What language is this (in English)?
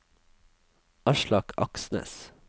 Norwegian